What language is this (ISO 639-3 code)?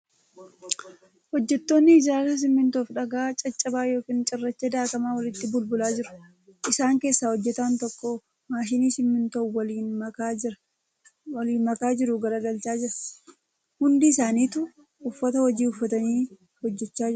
orm